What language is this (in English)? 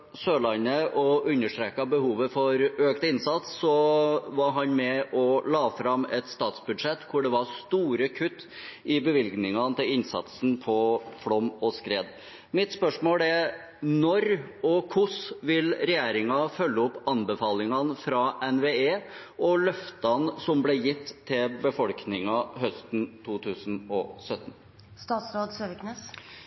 Norwegian Bokmål